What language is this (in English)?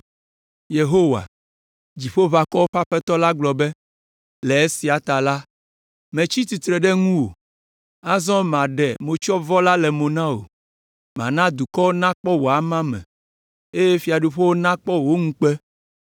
Ewe